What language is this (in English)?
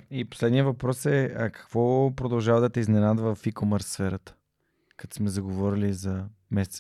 Bulgarian